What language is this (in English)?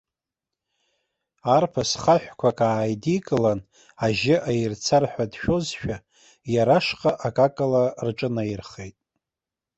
Abkhazian